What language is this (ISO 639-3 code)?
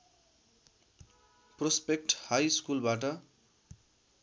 nep